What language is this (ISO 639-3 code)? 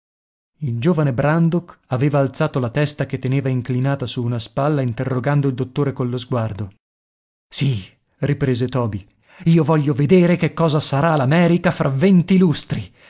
ita